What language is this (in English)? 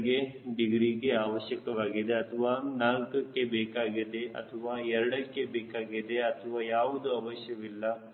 Kannada